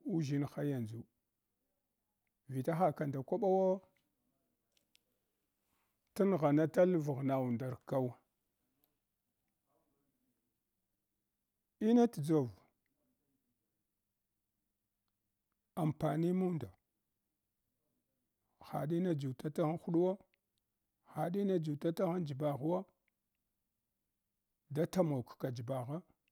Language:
Hwana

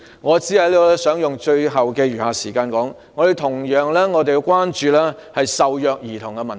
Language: Cantonese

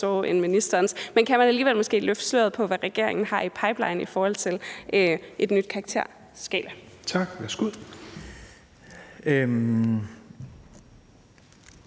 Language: Danish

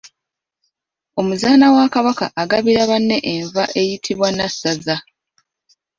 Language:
Ganda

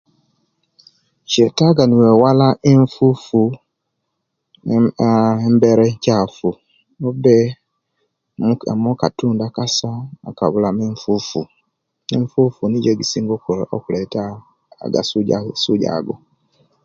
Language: Kenyi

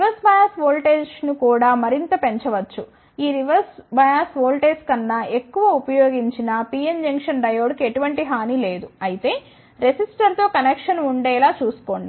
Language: Telugu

